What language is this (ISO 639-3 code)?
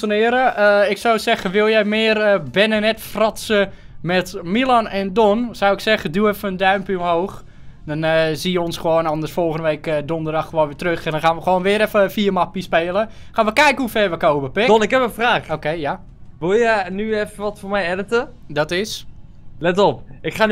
nld